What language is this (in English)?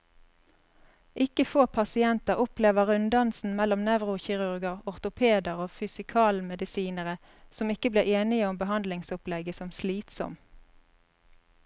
Norwegian